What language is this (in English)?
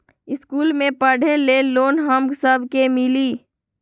Magahi